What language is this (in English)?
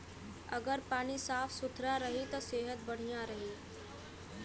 Bhojpuri